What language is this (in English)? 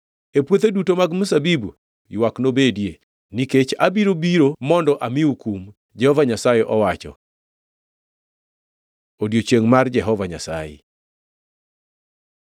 Luo (Kenya and Tanzania)